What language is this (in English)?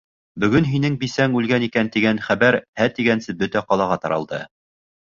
Bashkir